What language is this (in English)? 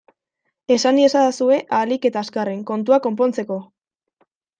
Basque